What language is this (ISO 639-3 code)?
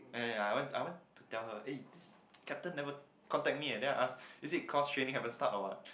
eng